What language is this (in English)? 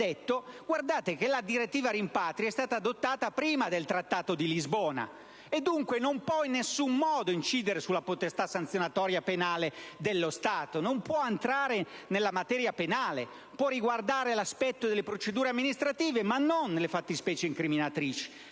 Italian